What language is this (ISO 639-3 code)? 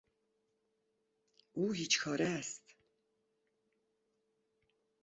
fas